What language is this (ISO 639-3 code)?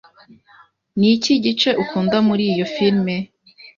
kin